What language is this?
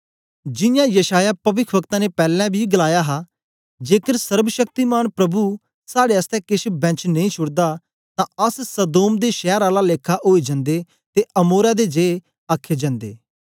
Dogri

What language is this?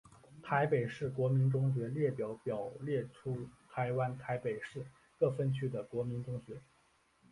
Chinese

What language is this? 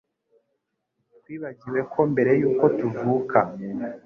Kinyarwanda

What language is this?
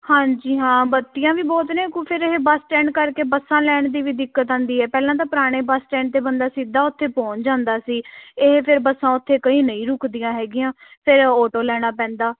Punjabi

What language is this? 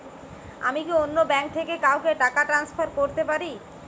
Bangla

